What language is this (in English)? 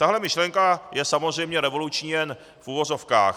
Czech